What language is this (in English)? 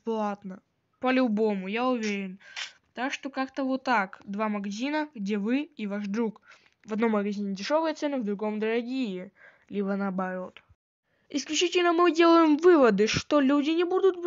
Russian